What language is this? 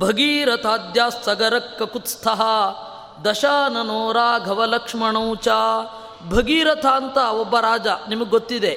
Kannada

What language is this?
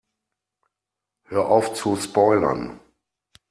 German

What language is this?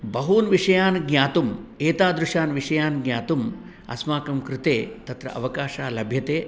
Sanskrit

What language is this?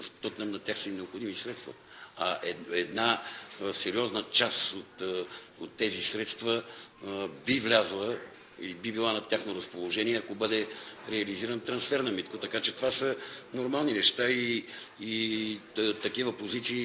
Bulgarian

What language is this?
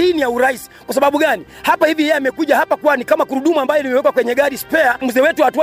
Swahili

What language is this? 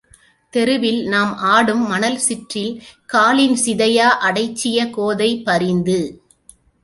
Tamil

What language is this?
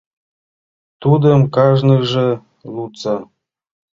Mari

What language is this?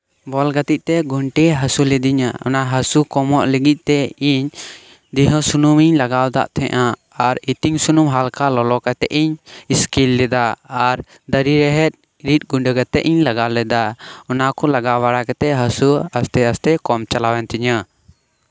Santali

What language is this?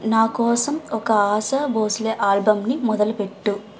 Telugu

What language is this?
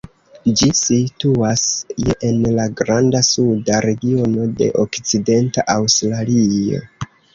Esperanto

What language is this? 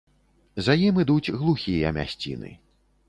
Belarusian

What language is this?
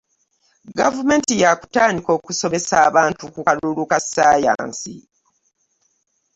Ganda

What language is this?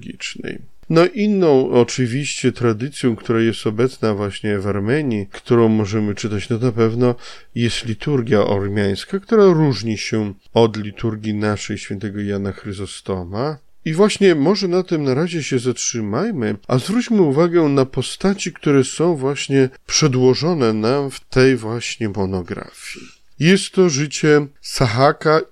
Polish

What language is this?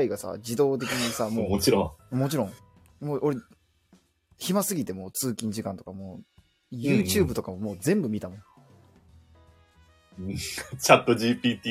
Japanese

